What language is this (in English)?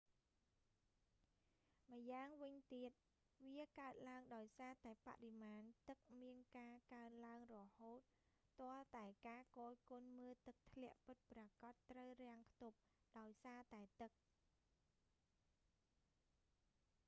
Khmer